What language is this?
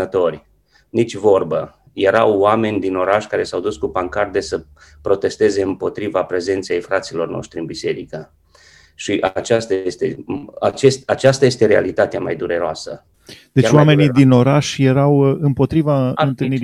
Romanian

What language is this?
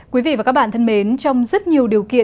Vietnamese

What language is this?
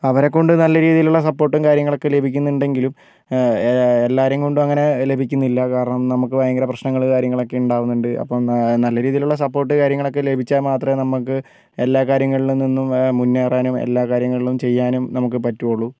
Malayalam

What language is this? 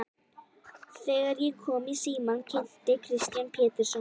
Icelandic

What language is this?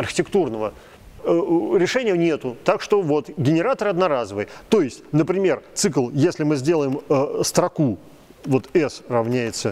Russian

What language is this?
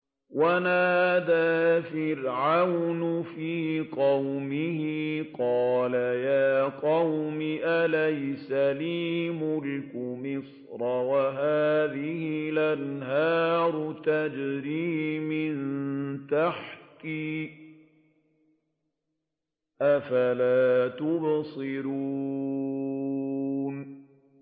Arabic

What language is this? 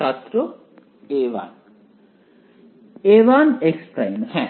Bangla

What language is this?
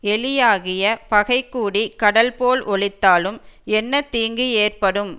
Tamil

